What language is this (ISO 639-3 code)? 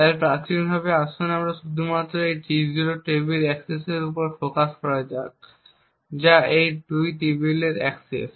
ben